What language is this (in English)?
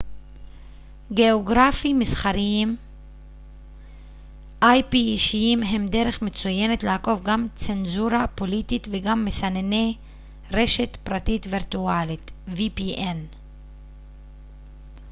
Hebrew